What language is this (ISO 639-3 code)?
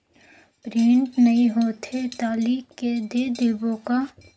hne